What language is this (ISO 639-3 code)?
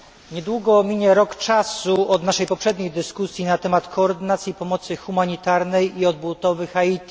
pol